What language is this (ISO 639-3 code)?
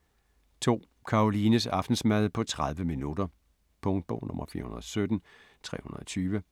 dan